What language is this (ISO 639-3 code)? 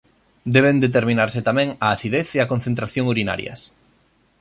glg